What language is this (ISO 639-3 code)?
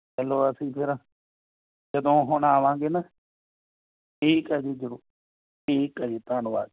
pan